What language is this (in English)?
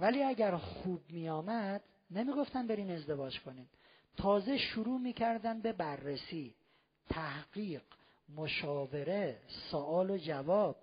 Persian